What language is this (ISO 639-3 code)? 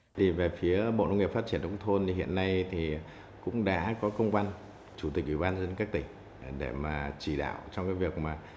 vie